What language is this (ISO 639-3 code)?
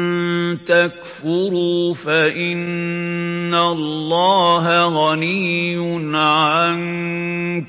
ara